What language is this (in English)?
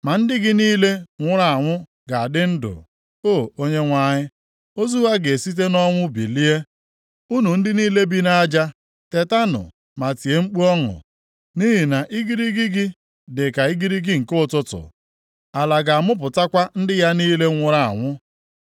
Igbo